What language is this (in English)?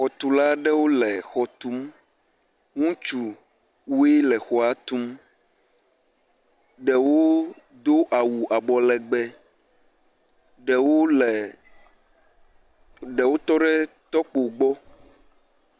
Ewe